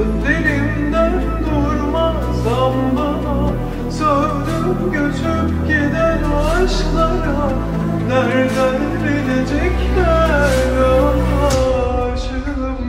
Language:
Turkish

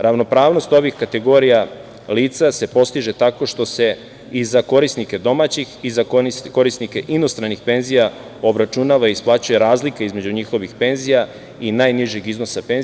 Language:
Serbian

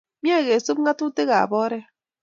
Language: Kalenjin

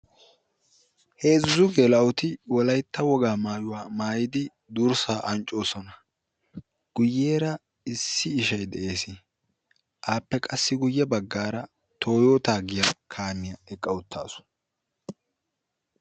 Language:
Wolaytta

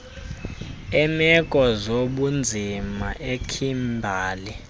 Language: Xhosa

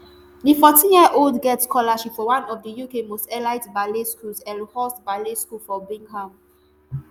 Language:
Nigerian Pidgin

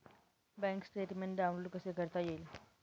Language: Marathi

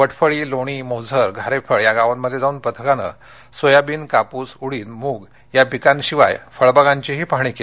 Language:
Marathi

